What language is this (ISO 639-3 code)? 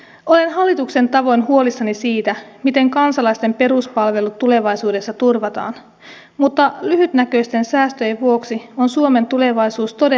fin